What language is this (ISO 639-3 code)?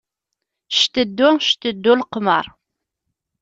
kab